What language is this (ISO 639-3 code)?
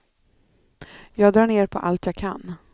swe